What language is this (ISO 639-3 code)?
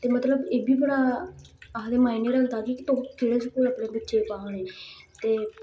doi